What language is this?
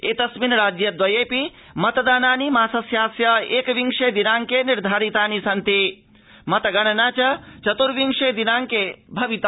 Sanskrit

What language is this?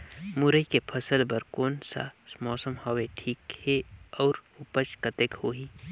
Chhattisgarhi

